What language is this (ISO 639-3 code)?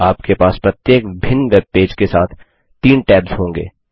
hin